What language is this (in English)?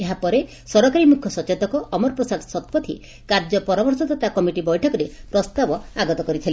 Odia